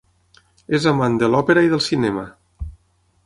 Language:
Catalan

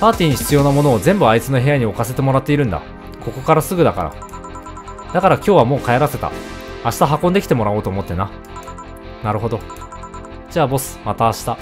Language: Japanese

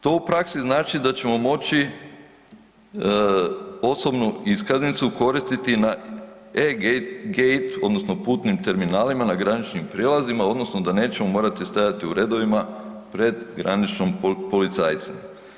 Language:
Croatian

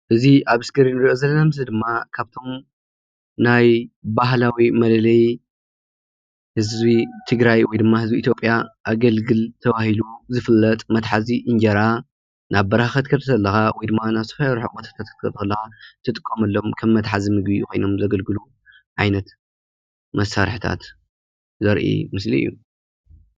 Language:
Tigrinya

